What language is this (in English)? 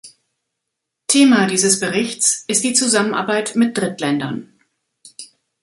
German